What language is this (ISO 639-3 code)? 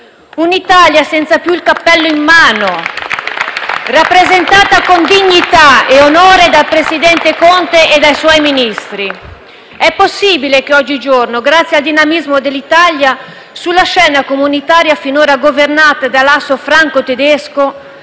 ita